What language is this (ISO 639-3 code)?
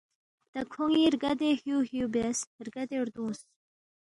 bft